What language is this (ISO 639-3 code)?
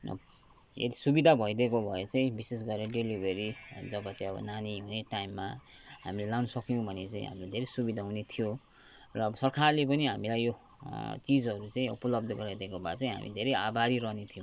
nep